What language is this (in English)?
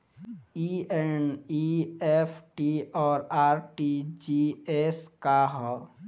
Bhojpuri